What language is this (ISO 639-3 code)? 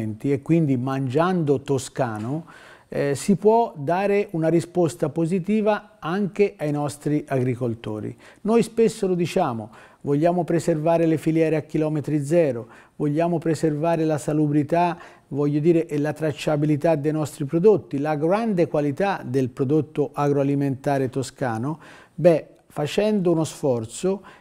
ita